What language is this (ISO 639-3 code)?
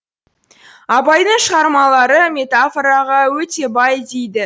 kaz